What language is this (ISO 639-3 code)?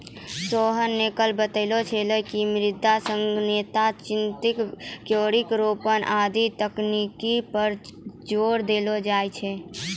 mai